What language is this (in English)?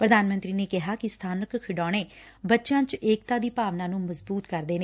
Punjabi